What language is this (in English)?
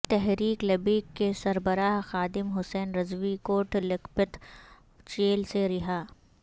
Urdu